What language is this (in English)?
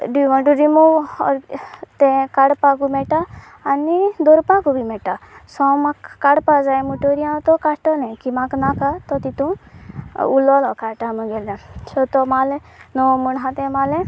Konkani